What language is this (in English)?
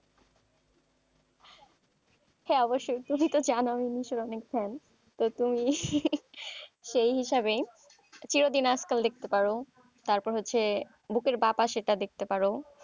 Bangla